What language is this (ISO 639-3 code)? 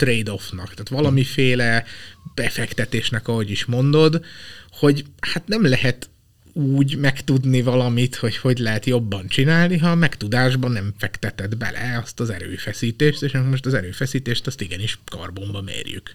hun